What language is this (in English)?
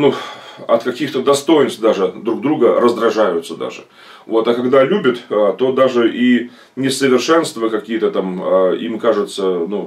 Russian